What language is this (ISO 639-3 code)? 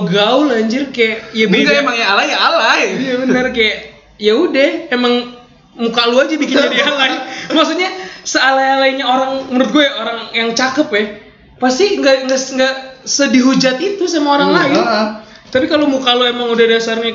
ind